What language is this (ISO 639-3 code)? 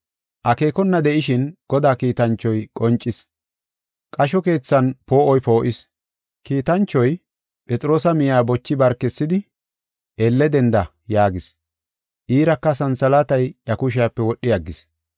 gof